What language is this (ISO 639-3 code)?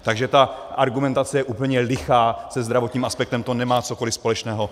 ces